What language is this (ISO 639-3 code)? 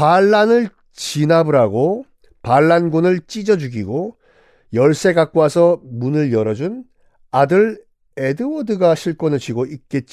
kor